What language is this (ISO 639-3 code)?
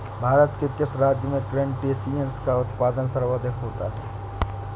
hin